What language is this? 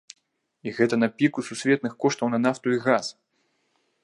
Belarusian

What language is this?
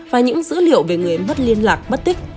Vietnamese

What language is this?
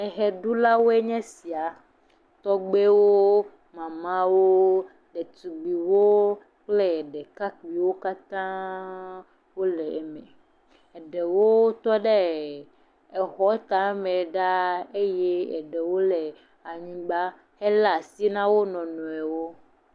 Ewe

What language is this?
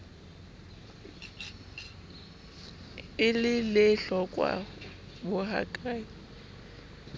Southern Sotho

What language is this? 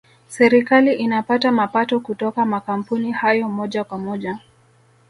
Swahili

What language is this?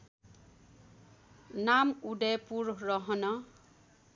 Nepali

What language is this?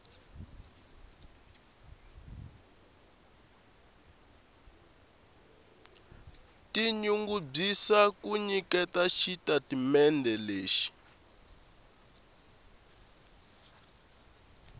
Tsonga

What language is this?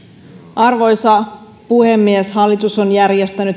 Finnish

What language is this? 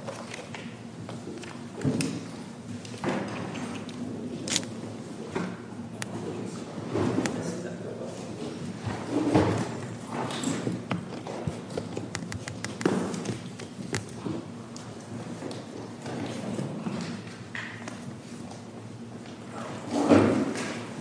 English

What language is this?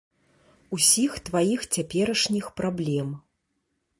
Belarusian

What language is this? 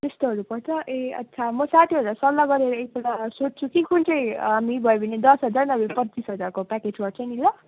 Nepali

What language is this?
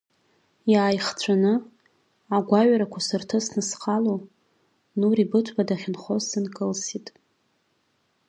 Abkhazian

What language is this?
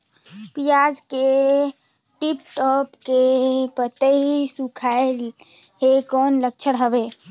Chhattisgarhi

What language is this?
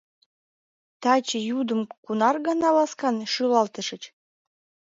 Mari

